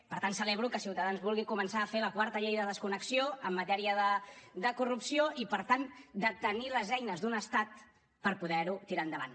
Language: Catalan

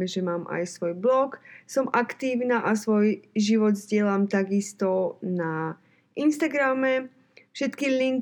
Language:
Slovak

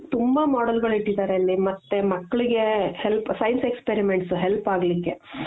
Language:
Kannada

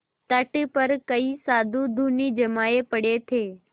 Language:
Hindi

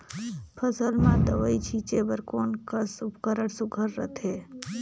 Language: Chhattisgarhi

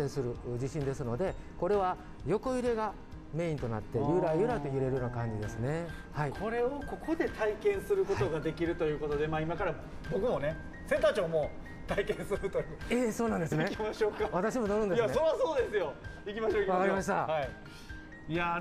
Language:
Japanese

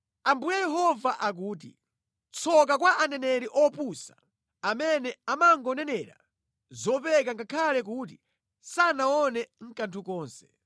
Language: Nyanja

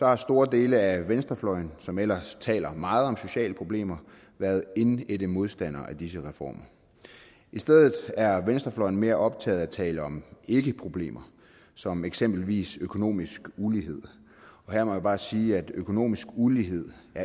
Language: Danish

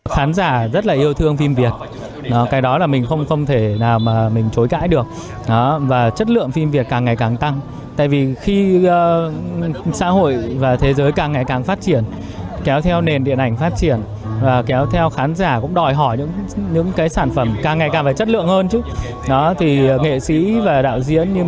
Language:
Vietnamese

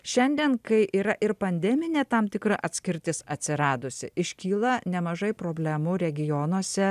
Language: Lithuanian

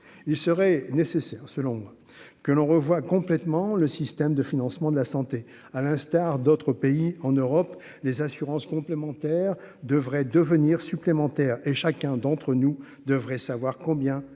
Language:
French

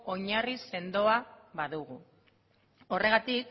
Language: Basque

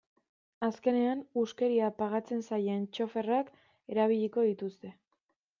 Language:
Basque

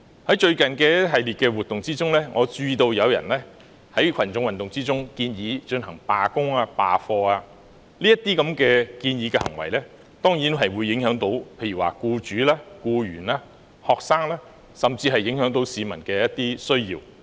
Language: Cantonese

